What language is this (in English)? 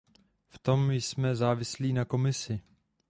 Czech